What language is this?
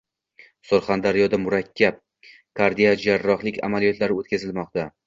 Uzbek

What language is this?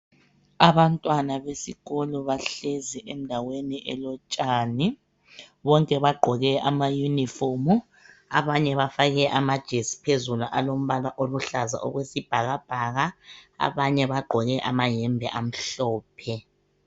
North Ndebele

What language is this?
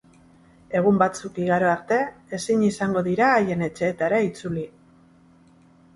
Basque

